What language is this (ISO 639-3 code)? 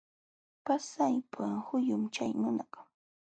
qxw